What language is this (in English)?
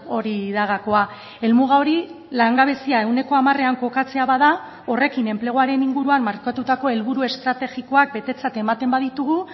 Basque